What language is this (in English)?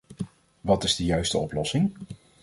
Dutch